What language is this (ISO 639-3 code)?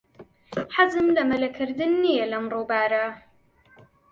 ckb